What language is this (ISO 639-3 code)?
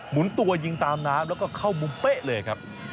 tha